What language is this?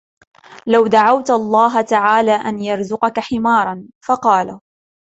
Arabic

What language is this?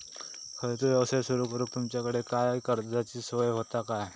Marathi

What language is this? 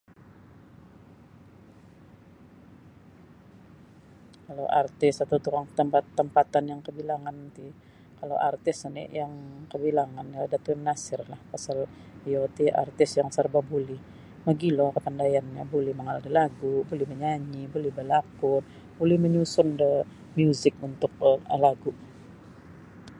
Sabah Bisaya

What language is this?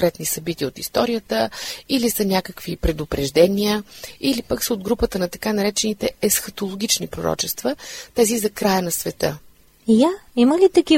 Bulgarian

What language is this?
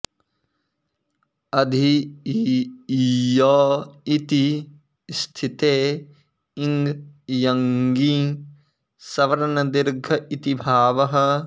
Sanskrit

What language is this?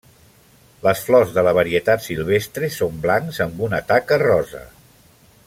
Catalan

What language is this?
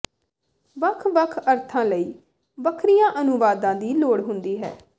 Punjabi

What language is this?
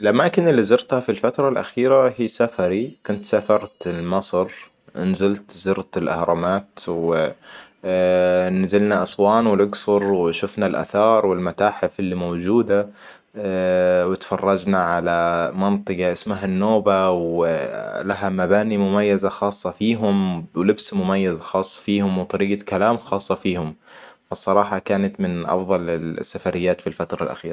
Hijazi Arabic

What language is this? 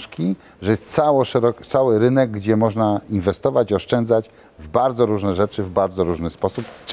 Polish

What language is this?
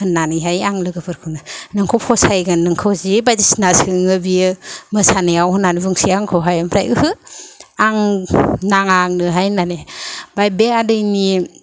Bodo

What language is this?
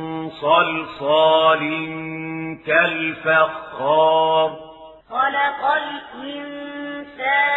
Arabic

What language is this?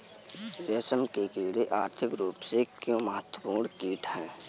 Hindi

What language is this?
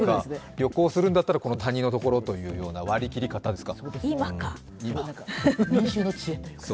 Japanese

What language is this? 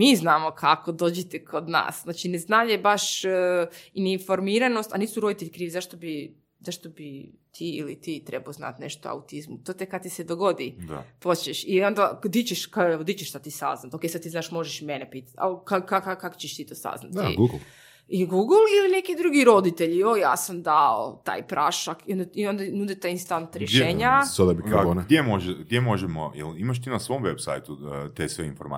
Croatian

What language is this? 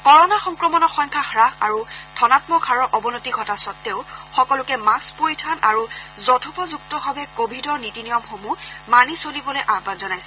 Assamese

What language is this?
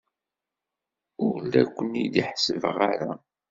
Kabyle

